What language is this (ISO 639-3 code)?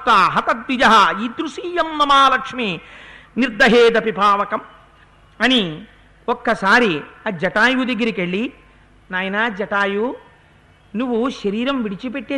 tel